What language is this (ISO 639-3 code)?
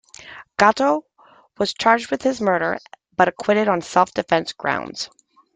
eng